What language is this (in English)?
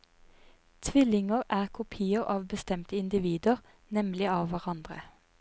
Norwegian